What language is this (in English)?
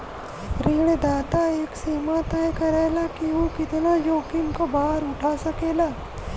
Bhojpuri